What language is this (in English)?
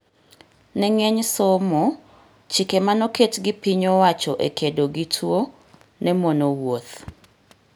Luo (Kenya and Tanzania)